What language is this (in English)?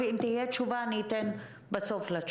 Hebrew